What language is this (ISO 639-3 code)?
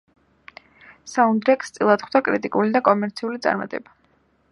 kat